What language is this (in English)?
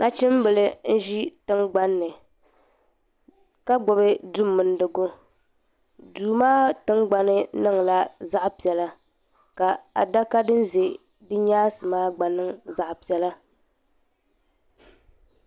Dagbani